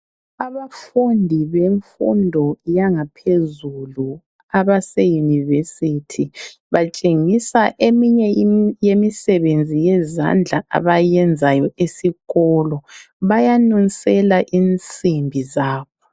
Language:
North Ndebele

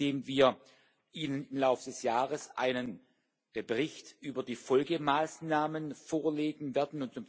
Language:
German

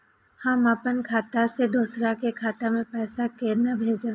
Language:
Maithili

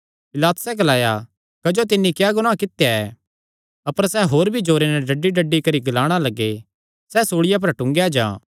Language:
Kangri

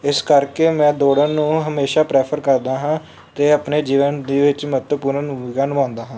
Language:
Punjabi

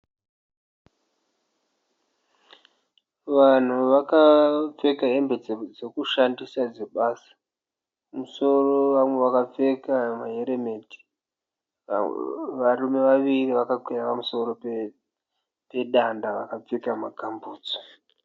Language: Shona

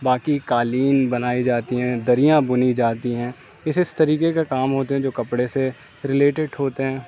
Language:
Urdu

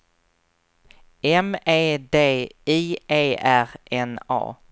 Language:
Swedish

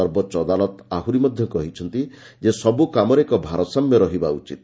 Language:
Odia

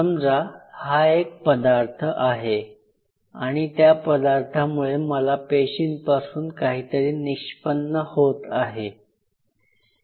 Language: Marathi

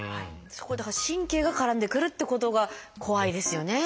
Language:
Japanese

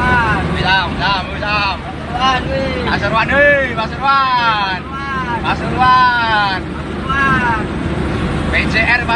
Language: Indonesian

